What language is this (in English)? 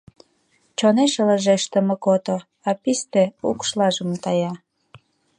Mari